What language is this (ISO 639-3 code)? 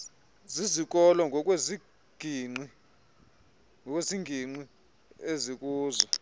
xho